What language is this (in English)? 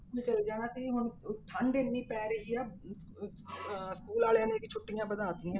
Punjabi